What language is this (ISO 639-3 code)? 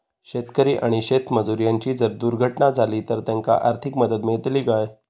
mar